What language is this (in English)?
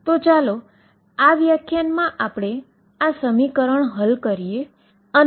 Gujarati